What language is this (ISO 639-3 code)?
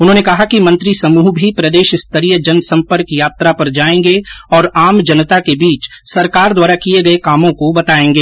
hin